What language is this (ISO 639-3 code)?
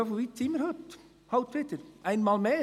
gsw